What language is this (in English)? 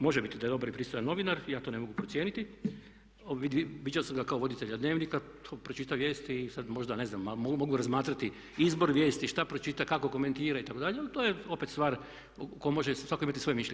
Croatian